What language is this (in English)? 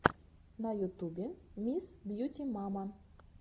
Russian